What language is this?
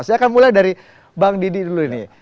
Indonesian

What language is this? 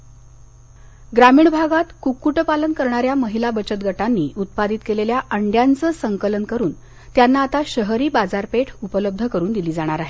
Marathi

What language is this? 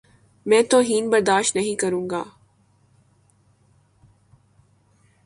Urdu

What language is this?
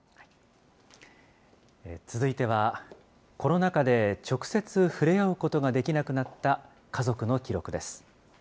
Japanese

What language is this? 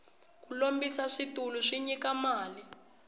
Tsonga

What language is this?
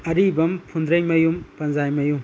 Manipuri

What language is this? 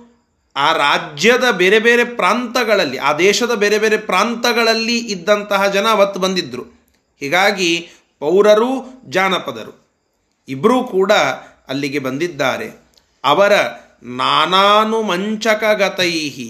Kannada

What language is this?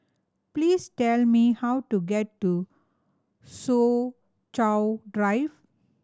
English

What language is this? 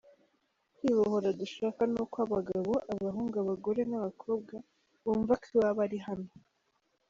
Kinyarwanda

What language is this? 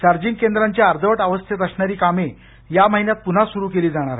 Marathi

